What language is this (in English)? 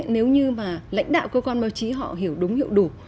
Vietnamese